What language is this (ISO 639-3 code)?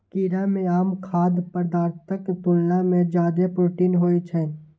mai